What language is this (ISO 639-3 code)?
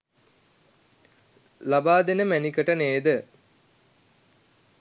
sin